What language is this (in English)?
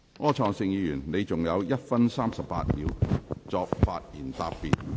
Cantonese